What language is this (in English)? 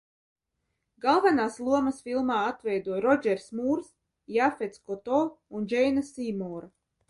Latvian